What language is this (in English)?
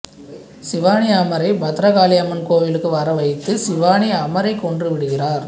Tamil